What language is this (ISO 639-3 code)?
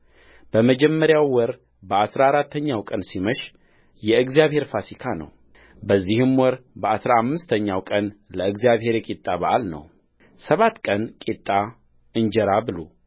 amh